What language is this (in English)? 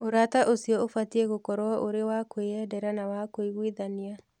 Kikuyu